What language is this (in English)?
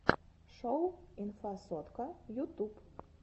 Russian